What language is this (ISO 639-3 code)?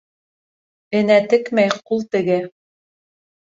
bak